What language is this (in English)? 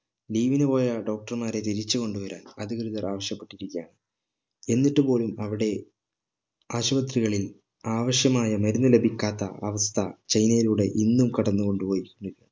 Malayalam